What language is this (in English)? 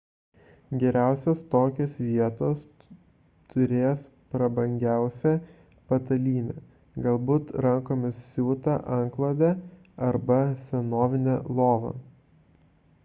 Lithuanian